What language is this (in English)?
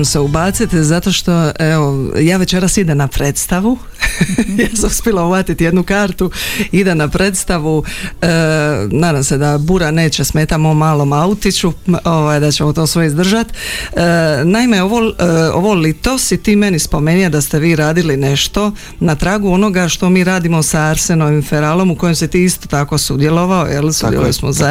Croatian